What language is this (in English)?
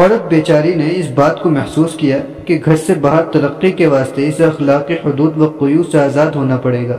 Urdu